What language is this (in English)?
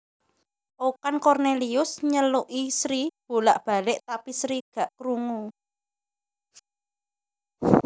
Javanese